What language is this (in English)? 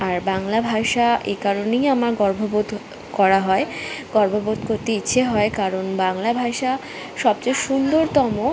Bangla